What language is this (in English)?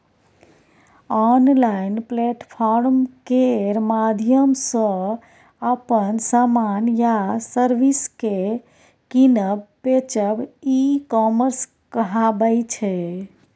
Maithili